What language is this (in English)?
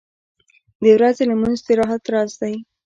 Pashto